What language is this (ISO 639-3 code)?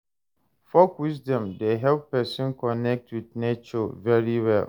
pcm